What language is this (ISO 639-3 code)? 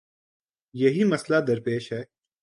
urd